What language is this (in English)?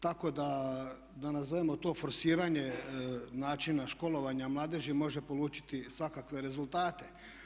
Croatian